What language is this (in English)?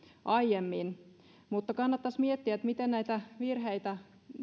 Finnish